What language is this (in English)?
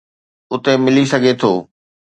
Sindhi